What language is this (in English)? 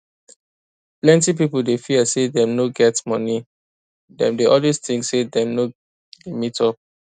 Nigerian Pidgin